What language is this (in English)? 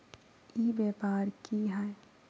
Magahi